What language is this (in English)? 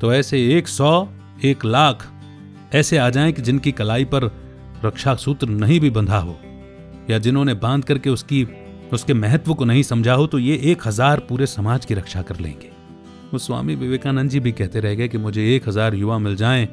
Hindi